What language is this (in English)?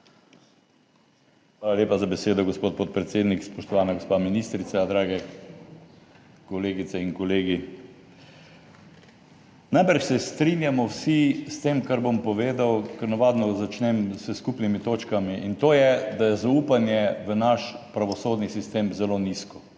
Slovenian